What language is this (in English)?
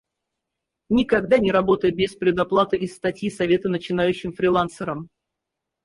Russian